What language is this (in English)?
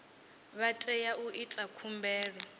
Venda